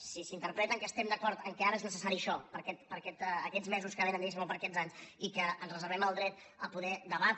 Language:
Catalan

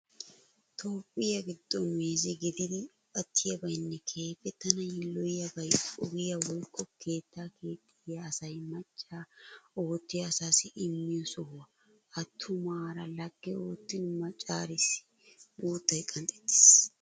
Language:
Wolaytta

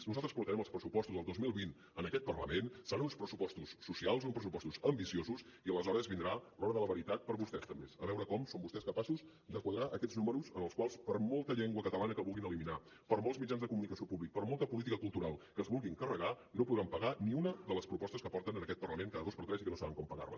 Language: Catalan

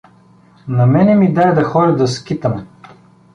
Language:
Bulgarian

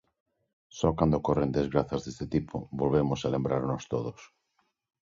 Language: Galician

